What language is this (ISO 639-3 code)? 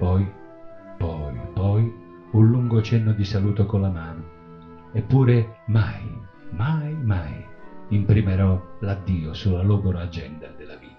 ita